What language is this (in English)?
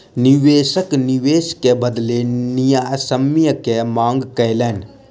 Maithili